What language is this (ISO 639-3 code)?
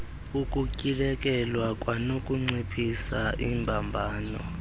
xho